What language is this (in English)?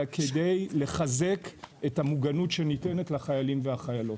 Hebrew